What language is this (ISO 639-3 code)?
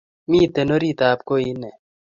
kln